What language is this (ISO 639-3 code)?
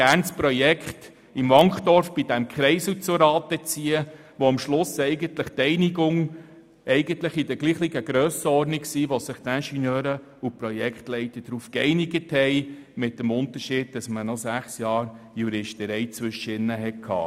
gsw